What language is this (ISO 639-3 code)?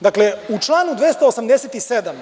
srp